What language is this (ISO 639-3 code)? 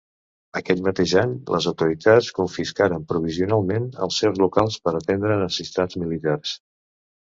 cat